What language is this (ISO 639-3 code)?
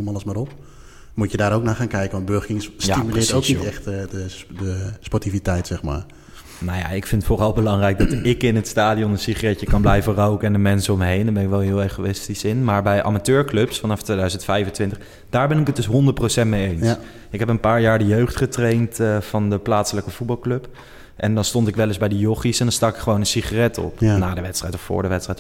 nld